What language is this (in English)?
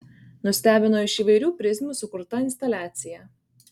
Lithuanian